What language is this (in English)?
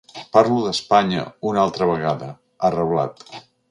Catalan